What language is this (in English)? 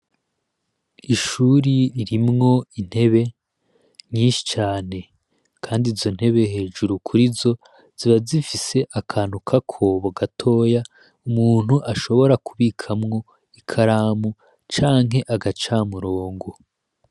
Rundi